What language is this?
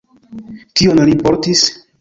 Esperanto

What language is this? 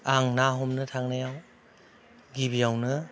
Bodo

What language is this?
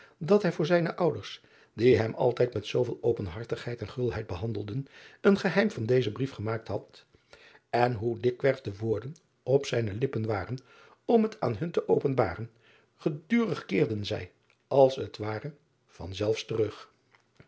Dutch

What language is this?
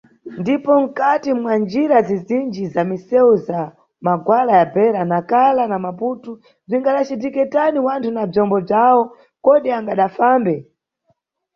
Nyungwe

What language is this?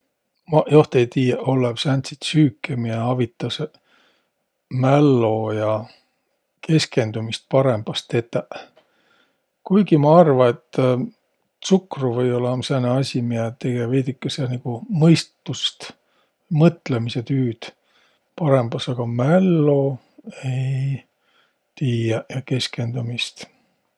Võro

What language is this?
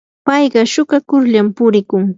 Yanahuanca Pasco Quechua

